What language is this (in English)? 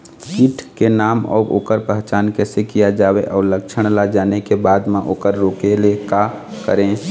Chhattisgarhi